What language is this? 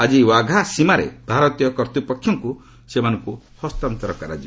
Odia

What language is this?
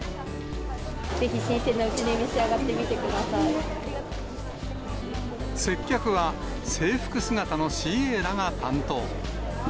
Japanese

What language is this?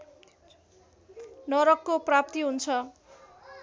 Nepali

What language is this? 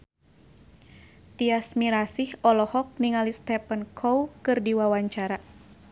Sundanese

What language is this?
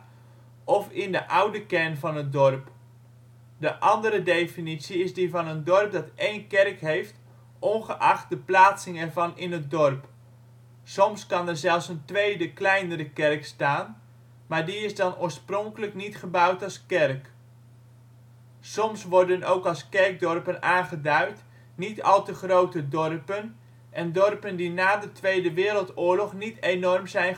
Dutch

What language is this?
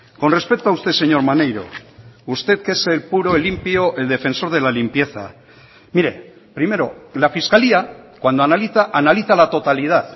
Spanish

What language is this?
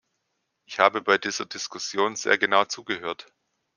German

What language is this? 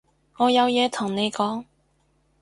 Cantonese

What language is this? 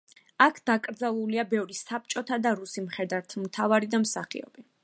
Georgian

